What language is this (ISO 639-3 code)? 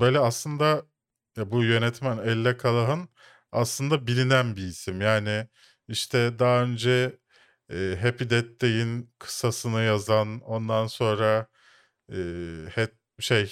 tur